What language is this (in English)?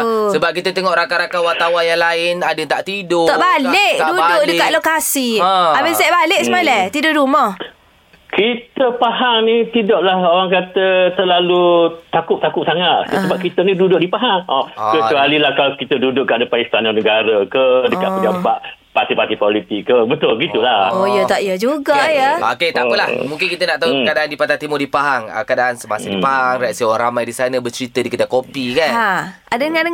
Malay